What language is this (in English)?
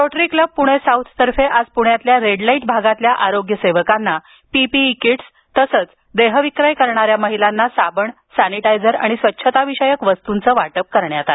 Marathi